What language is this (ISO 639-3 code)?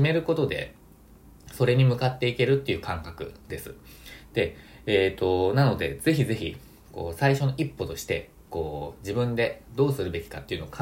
jpn